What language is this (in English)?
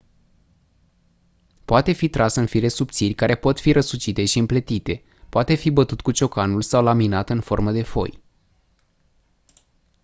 Romanian